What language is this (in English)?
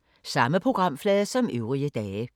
Danish